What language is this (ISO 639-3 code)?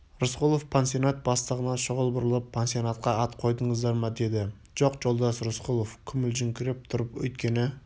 kaz